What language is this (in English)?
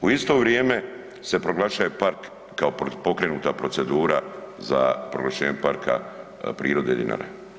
Croatian